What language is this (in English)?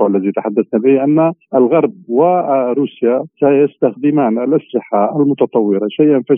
Arabic